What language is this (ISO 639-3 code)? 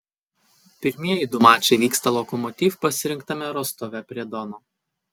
lit